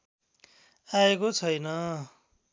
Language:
Nepali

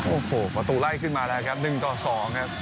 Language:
Thai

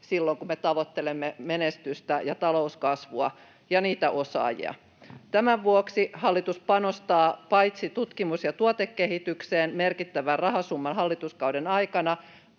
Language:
Finnish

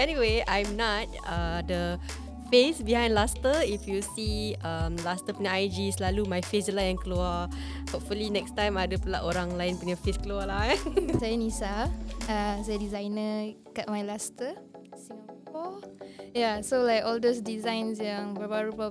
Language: Malay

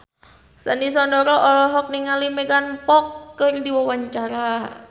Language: Sundanese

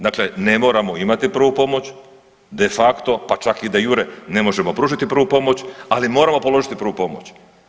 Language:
Croatian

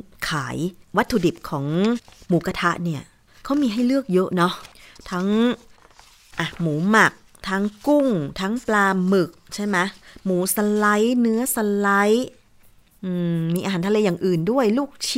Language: Thai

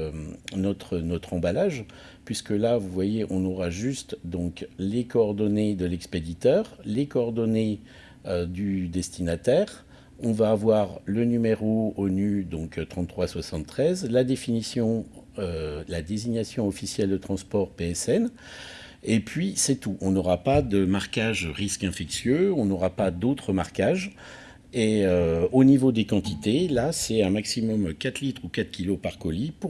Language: French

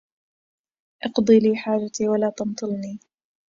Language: Arabic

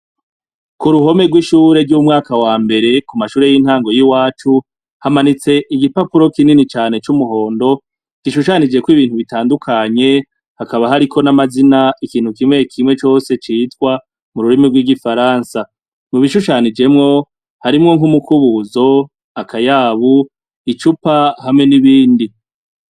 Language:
Rundi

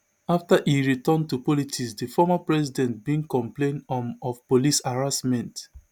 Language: Nigerian Pidgin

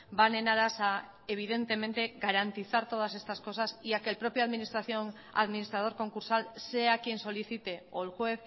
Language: Spanish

